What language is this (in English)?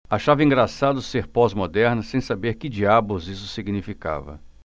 Portuguese